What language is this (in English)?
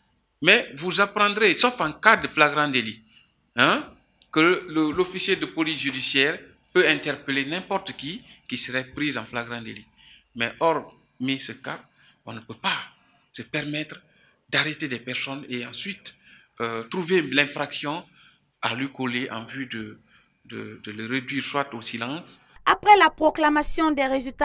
French